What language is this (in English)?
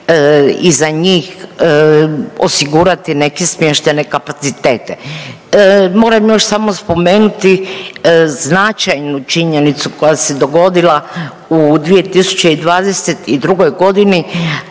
Croatian